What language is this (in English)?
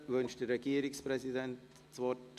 Swiss German